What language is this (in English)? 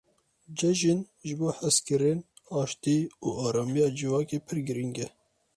Kurdish